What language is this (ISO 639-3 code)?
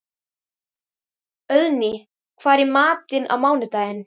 isl